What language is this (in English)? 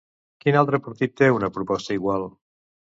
Catalan